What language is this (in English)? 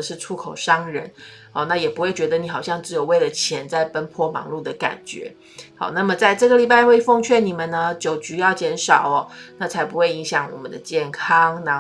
Chinese